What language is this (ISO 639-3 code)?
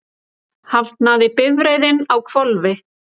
isl